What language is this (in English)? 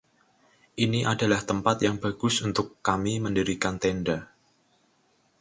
Indonesian